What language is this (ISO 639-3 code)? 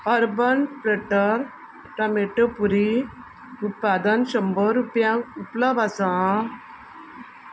kok